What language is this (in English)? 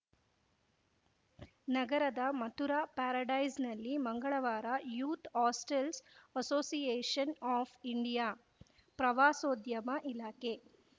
Kannada